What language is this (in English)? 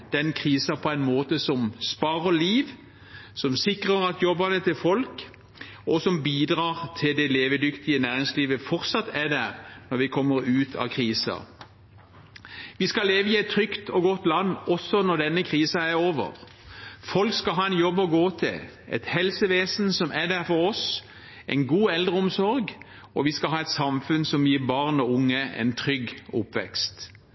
Norwegian Bokmål